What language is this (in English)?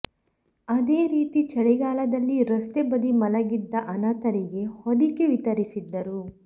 Kannada